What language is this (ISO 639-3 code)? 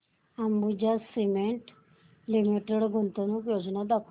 mar